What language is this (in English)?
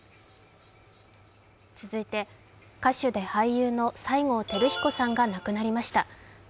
Japanese